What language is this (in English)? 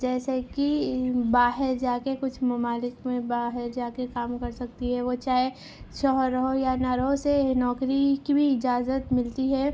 Urdu